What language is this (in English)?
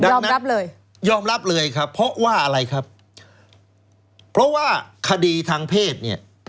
Thai